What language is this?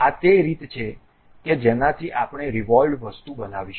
Gujarati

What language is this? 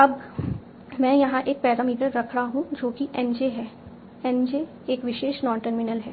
Hindi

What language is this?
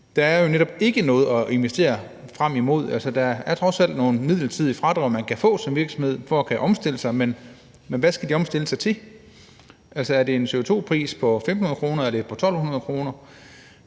Danish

